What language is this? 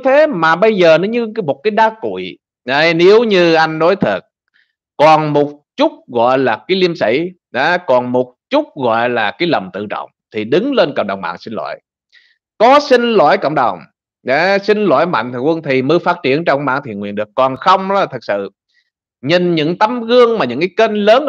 Vietnamese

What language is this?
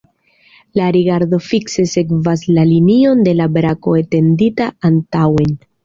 Esperanto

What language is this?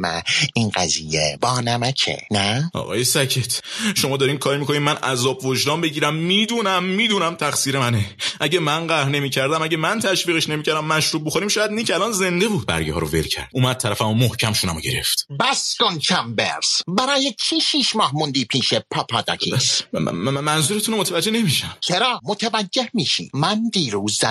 Persian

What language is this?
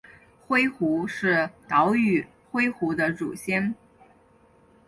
Chinese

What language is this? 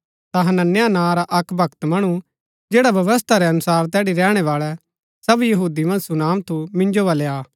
Gaddi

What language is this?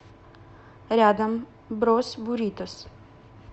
Russian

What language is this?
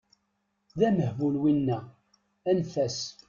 Kabyle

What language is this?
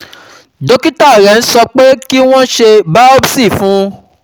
Yoruba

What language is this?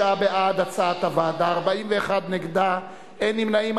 Hebrew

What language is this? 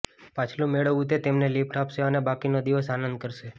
Gujarati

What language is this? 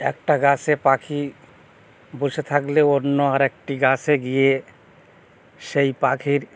Bangla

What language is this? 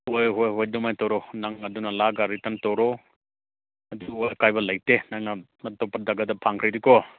Manipuri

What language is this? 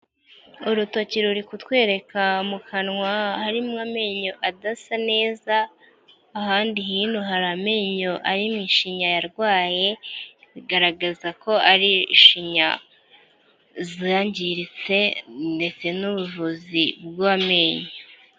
Kinyarwanda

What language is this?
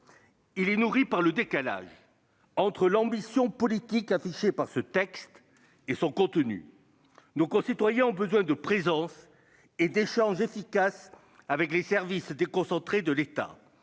French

